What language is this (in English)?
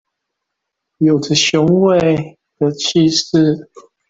Chinese